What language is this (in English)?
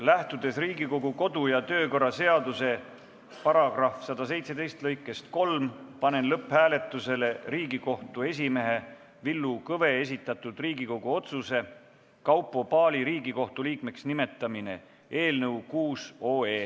Estonian